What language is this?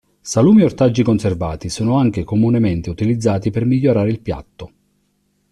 Italian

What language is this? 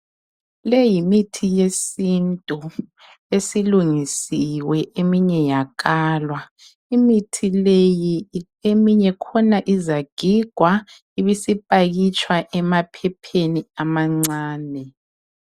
North Ndebele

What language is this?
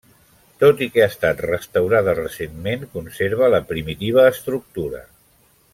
Catalan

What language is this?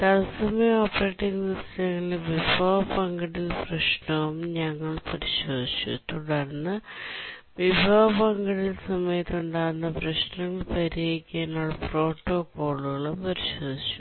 Malayalam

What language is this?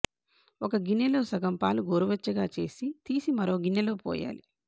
Telugu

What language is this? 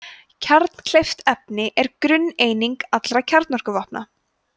Icelandic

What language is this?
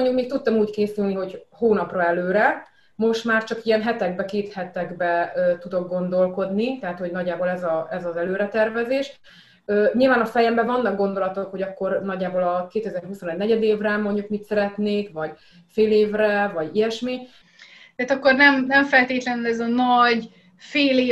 Hungarian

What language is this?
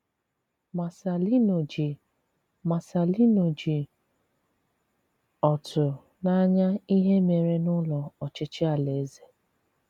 Igbo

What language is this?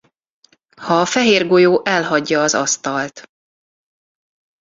Hungarian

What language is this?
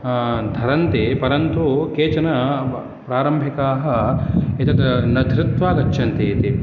Sanskrit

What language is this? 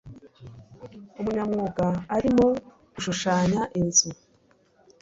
Kinyarwanda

